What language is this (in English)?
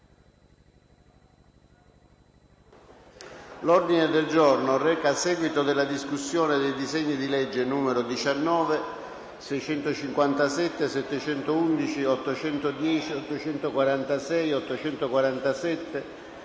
Italian